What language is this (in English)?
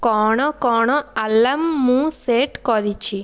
Odia